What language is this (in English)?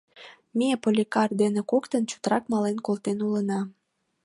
Mari